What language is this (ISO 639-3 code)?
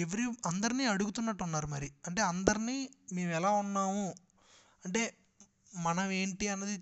tel